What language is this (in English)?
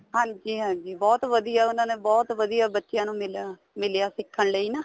Punjabi